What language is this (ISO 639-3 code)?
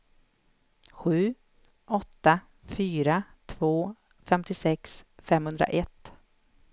swe